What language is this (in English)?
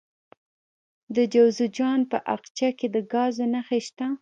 Pashto